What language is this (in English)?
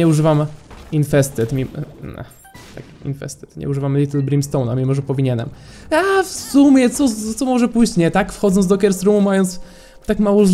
Polish